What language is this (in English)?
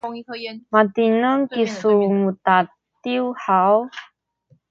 Sakizaya